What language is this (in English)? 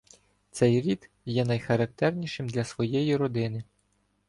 Ukrainian